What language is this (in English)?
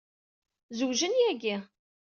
Kabyle